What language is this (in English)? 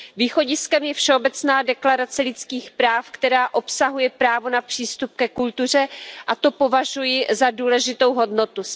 Czech